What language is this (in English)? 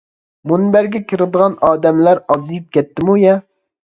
Uyghur